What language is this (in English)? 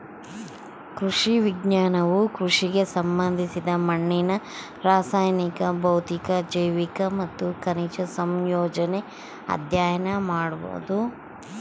Kannada